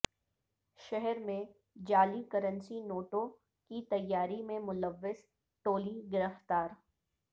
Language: Urdu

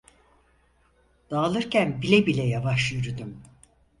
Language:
Turkish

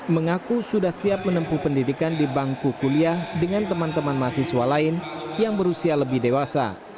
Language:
Indonesian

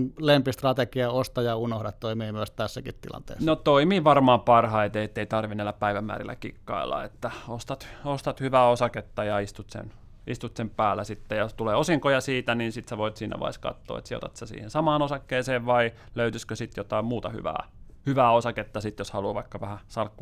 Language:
Finnish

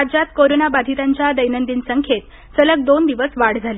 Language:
Marathi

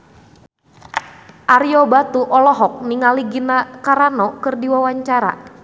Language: Sundanese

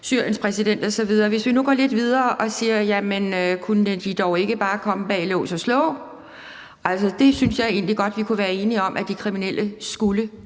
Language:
Danish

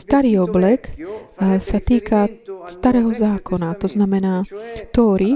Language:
Slovak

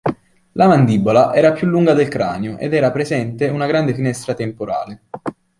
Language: Italian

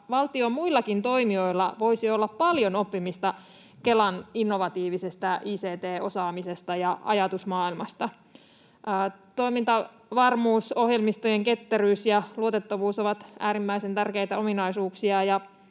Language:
Finnish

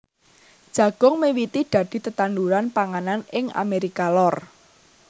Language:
Javanese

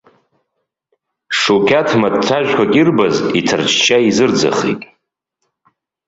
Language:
Abkhazian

